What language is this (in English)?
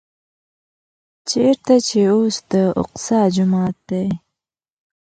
Pashto